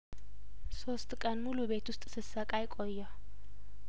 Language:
Amharic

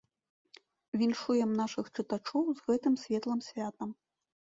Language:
Belarusian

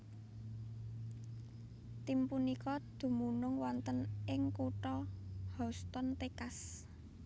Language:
Javanese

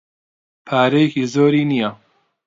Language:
Central Kurdish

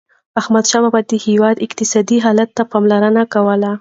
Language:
Pashto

